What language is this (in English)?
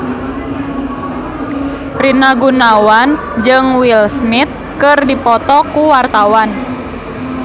Sundanese